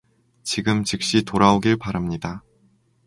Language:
Korean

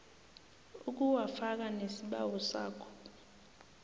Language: South Ndebele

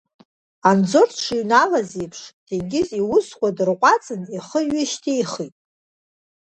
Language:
Abkhazian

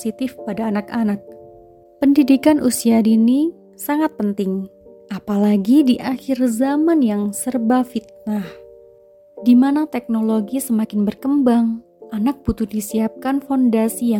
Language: Indonesian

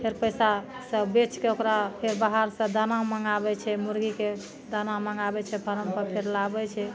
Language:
Maithili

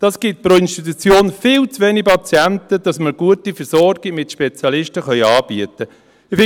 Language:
Swiss German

